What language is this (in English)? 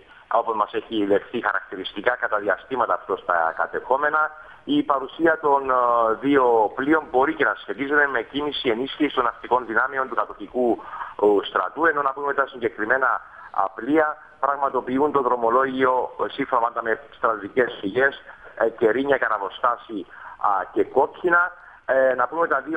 Greek